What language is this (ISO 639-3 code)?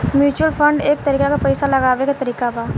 bho